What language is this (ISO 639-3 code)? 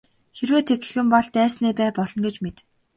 mon